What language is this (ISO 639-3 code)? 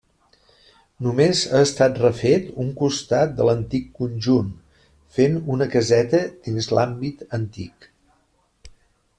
cat